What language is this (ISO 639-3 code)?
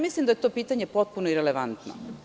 srp